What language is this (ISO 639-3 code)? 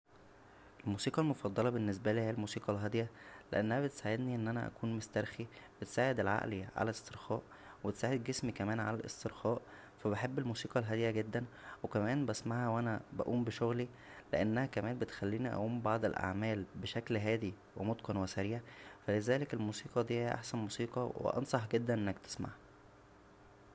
arz